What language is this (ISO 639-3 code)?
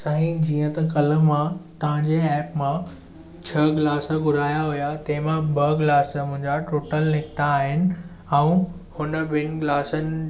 snd